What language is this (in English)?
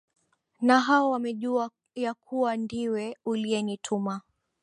Swahili